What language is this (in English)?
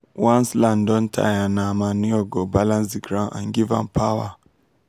Nigerian Pidgin